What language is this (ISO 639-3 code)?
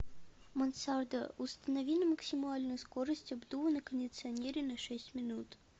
rus